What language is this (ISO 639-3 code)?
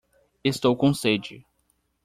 por